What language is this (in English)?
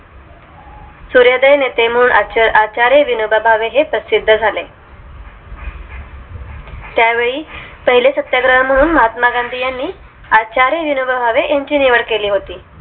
Marathi